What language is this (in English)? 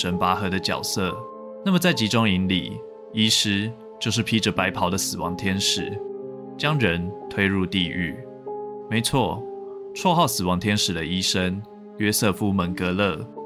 Chinese